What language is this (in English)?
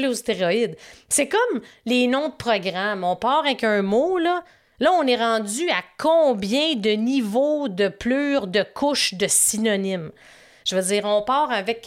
French